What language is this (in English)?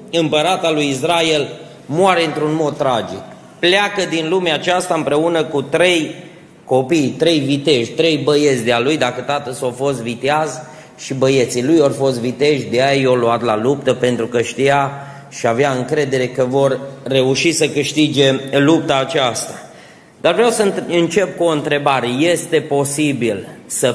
Romanian